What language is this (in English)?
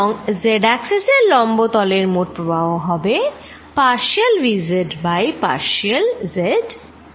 Bangla